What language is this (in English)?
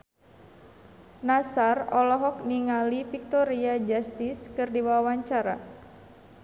Sundanese